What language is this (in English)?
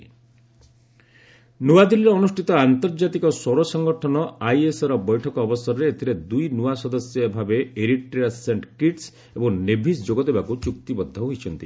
Odia